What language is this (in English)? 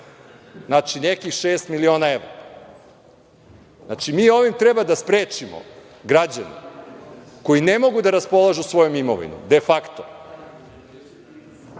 Serbian